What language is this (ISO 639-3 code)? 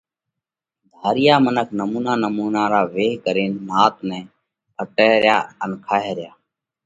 kvx